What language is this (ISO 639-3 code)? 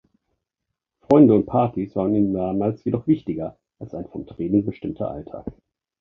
deu